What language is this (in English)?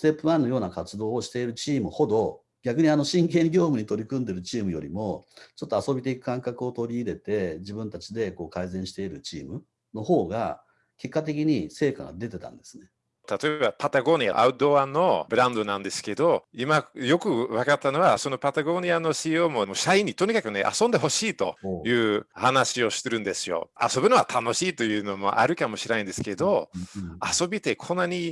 Japanese